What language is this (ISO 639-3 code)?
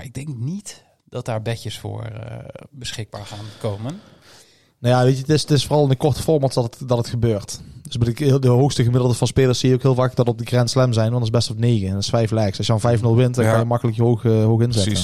nld